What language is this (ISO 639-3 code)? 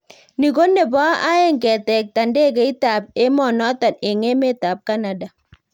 kln